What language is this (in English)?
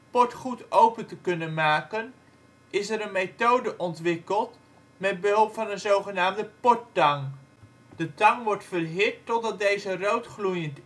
Dutch